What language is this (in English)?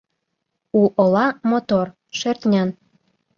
Mari